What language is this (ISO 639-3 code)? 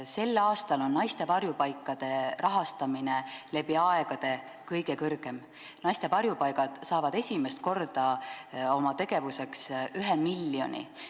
est